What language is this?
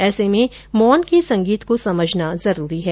Hindi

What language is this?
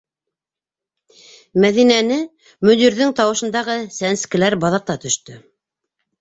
Bashkir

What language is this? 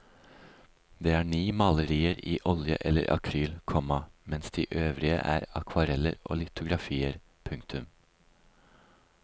Norwegian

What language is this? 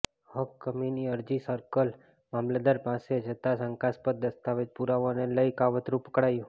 Gujarati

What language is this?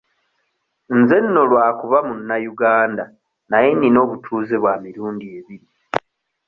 Ganda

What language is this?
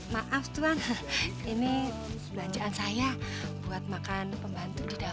Indonesian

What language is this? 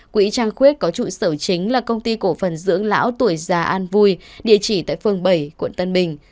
Vietnamese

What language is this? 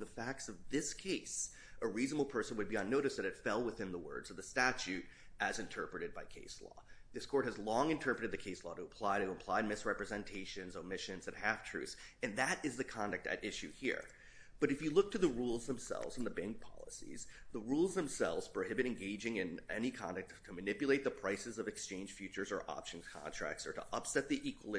English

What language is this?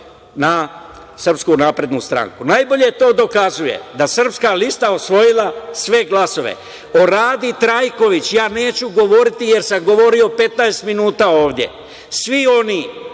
Serbian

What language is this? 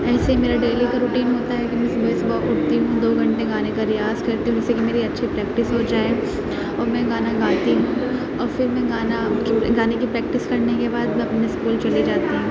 Urdu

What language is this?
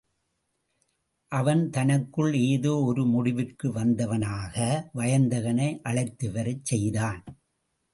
Tamil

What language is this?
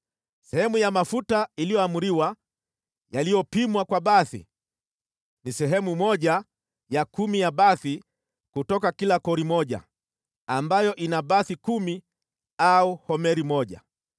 Swahili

